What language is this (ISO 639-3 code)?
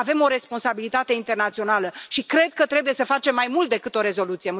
ron